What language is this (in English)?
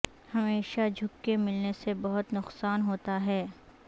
Urdu